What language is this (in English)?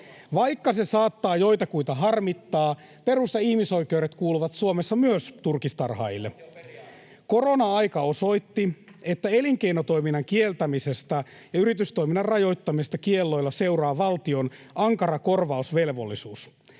Finnish